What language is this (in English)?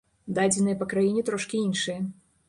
Belarusian